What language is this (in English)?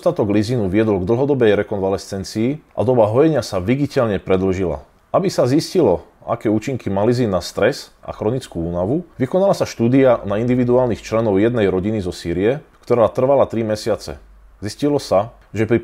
Slovak